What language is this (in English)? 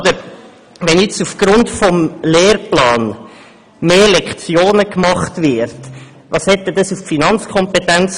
Swiss German